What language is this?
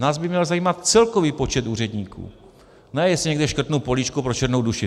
Czech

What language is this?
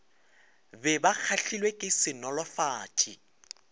Northern Sotho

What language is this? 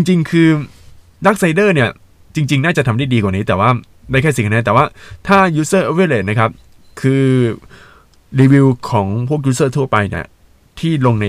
Thai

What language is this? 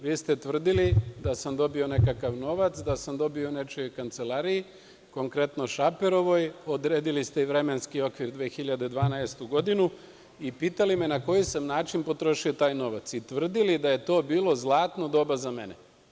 Serbian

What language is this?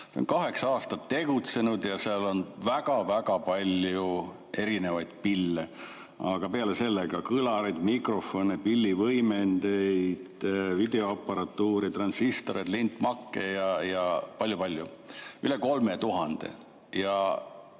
Estonian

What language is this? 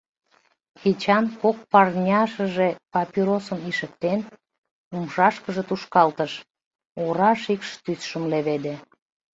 Mari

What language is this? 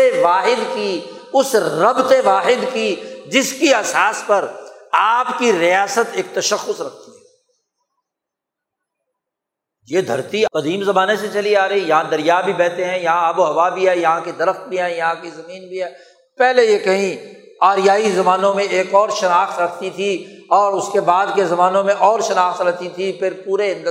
Urdu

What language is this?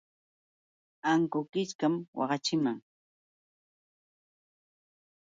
Yauyos Quechua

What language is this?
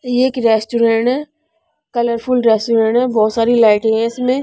Hindi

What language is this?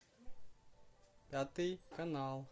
Russian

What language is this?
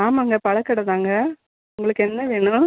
Tamil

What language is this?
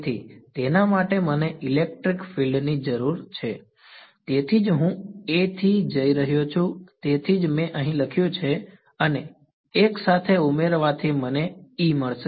Gujarati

